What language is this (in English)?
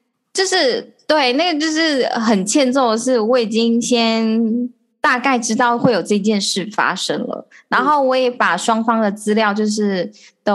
Chinese